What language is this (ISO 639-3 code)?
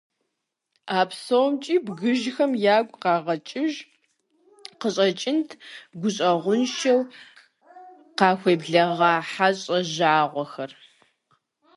kbd